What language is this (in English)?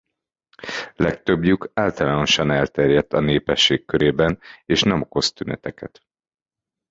Hungarian